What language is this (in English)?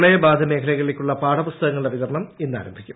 Malayalam